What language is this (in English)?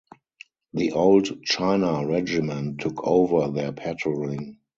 English